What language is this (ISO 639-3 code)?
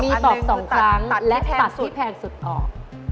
tha